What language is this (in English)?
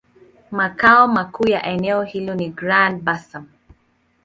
Swahili